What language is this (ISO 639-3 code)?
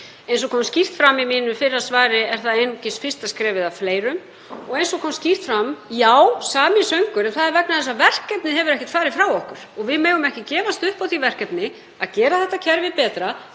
isl